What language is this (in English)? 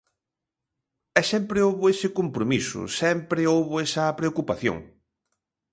Galician